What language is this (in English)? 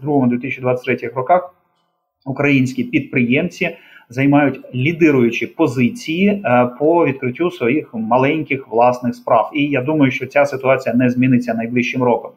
Ukrainian